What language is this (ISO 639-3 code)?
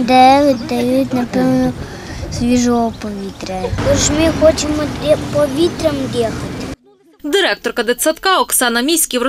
ukr